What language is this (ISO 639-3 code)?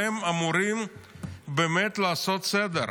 heb